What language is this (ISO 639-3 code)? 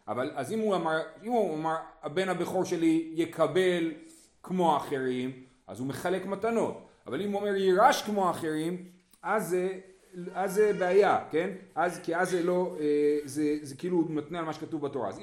heb